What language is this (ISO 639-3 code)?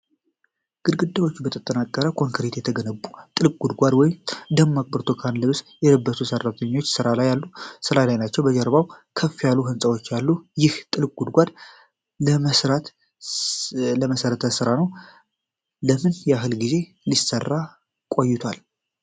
amh